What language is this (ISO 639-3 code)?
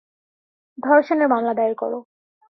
ben